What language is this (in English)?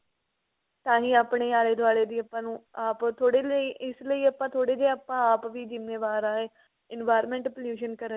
Punjabi